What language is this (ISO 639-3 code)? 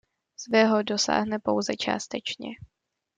ces